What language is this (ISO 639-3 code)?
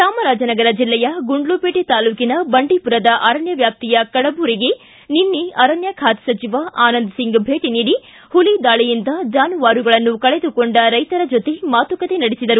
kan